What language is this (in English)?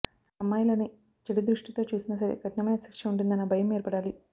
Telugu